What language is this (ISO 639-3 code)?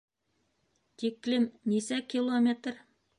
bak